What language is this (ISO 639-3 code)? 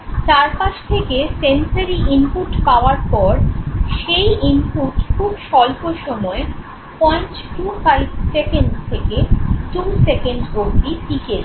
ben